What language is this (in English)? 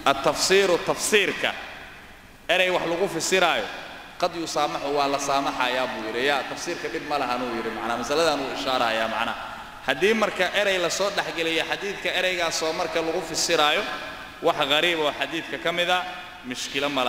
Arabic